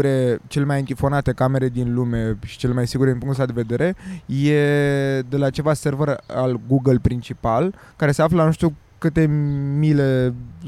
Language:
Romanian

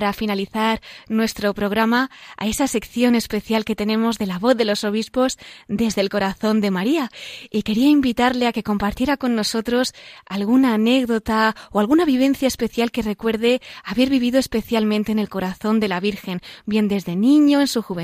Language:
Spanish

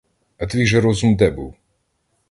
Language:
Ukrainian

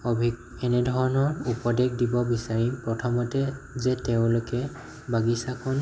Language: Assamese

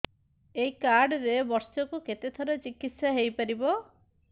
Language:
Odia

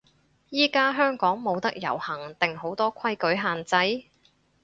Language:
Cantonese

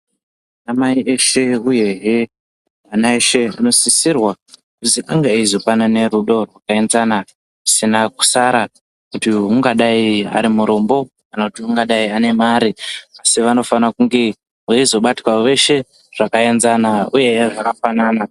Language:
Ndau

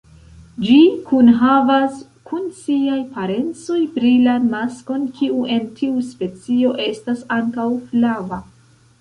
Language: Esperanto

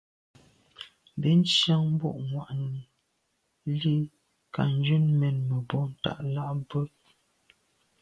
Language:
Medumba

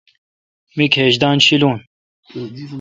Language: Kalkoti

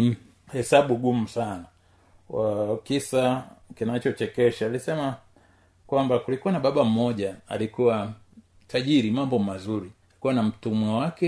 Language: Swahili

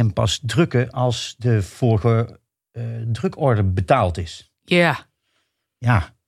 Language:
Dutch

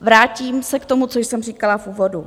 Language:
Czech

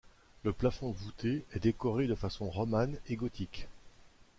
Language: French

